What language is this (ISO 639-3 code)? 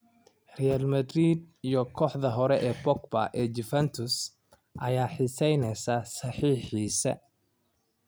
som